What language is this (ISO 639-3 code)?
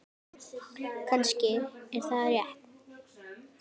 isl